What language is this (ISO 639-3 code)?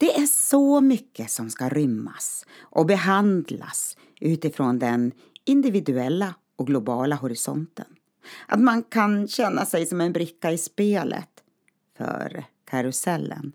swe